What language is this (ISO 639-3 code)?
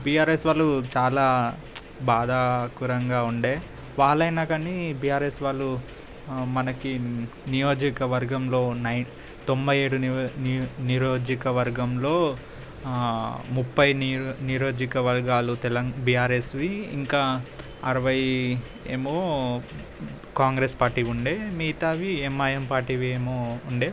tel